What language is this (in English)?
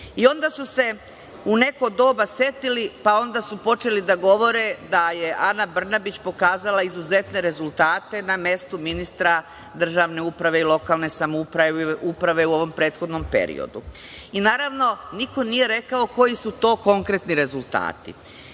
Serbian